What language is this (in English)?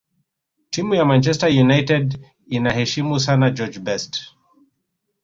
Swahili